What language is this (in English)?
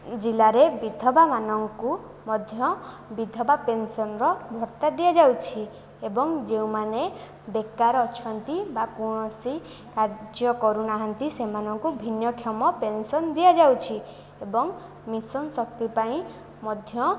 Odia